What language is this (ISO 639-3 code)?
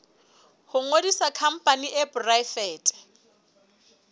sot